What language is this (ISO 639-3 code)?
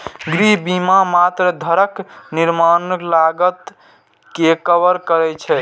mai